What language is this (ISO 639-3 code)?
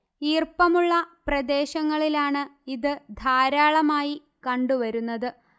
mal